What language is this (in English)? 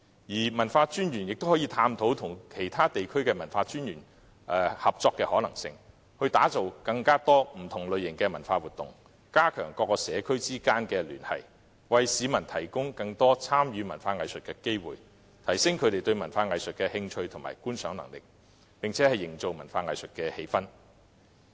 Cantonese